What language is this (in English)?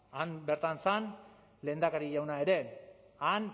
Basque